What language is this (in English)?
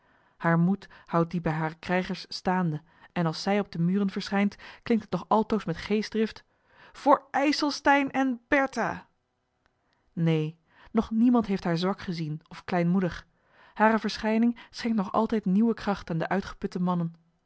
Dutch